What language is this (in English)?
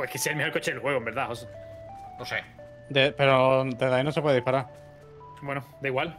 Spanish